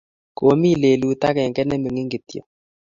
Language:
Kalenjin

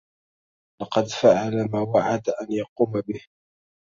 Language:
Arabic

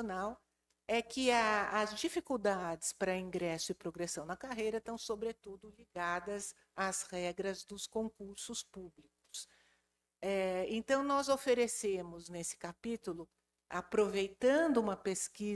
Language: Portuguese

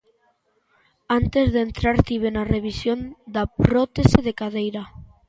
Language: Galician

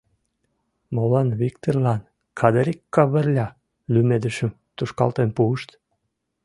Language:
Mari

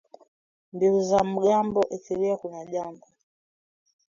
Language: Swahili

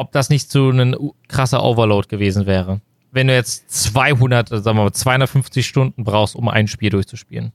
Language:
German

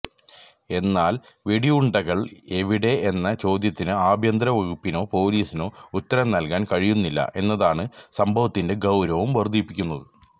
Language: Malayalam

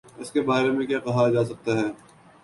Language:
Urdu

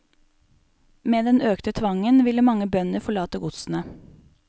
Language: Norwegian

